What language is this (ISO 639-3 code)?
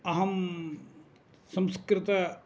san